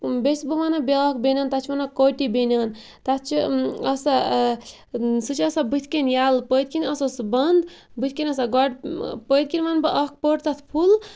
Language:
Kashmiri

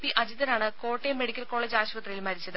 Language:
Malayalam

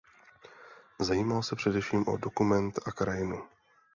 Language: Czech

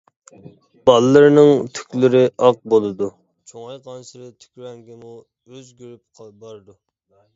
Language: Uyghur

